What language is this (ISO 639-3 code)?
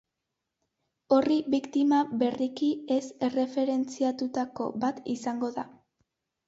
eus